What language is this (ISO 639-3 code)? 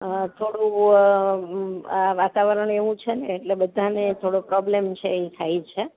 guj